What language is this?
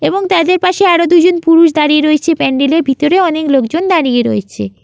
Bangla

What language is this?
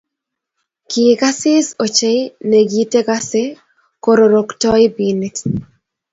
Kalenjin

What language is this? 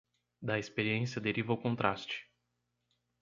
Portuguese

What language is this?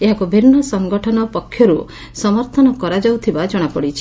Odia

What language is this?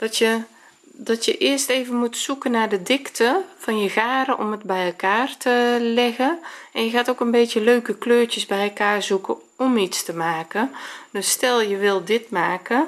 Dutch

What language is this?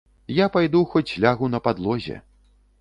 Belarusian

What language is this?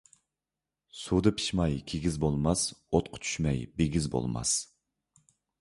Uyghur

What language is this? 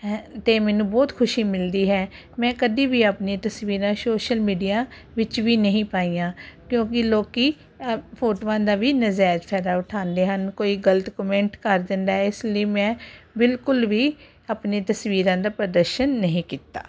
Punjabi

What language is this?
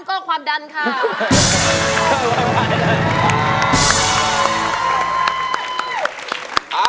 Thai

